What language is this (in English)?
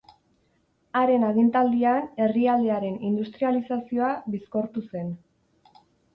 Basque